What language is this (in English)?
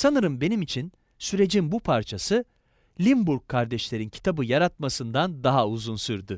Turkish